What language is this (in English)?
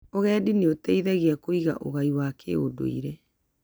Kikuyu